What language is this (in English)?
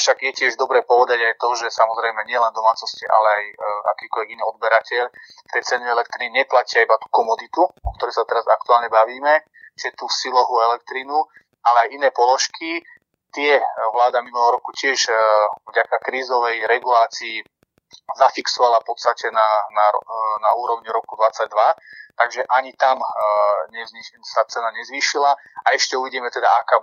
Slovak